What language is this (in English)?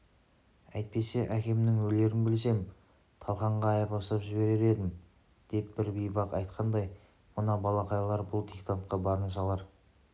Kazakh